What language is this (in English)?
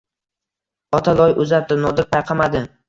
Uzbek